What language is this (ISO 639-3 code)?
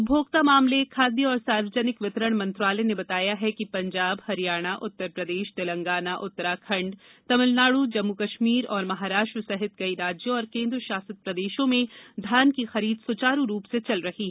hin